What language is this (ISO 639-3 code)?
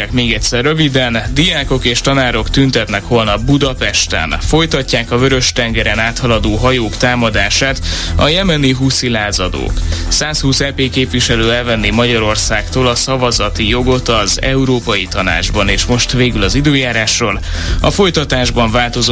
hun